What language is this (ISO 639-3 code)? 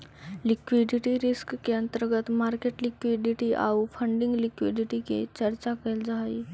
mag